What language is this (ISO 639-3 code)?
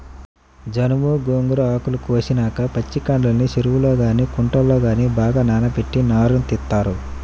tel